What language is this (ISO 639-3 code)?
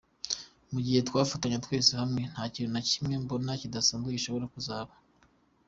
kin